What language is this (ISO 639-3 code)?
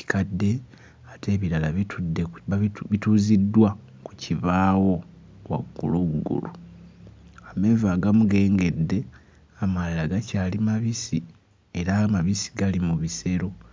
lug